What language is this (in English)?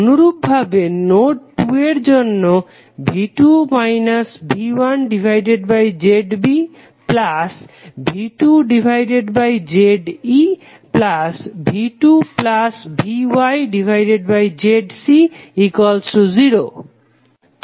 Bangla